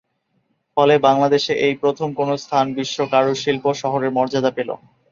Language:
Bangla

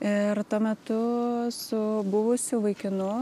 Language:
Lithuanian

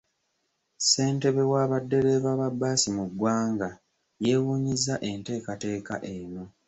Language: Ganda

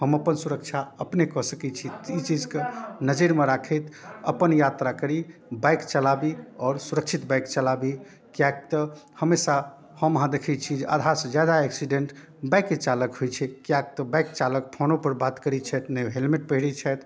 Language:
Maithili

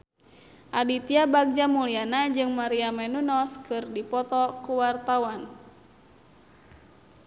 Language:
Sundanese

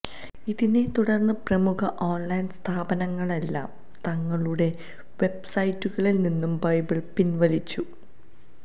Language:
Malayalam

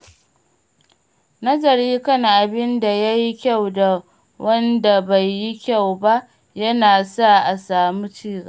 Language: Hausa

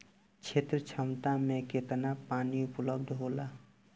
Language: Bhojpuri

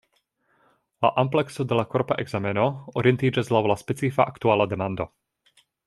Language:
Esperanto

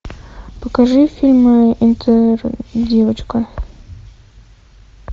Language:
Russian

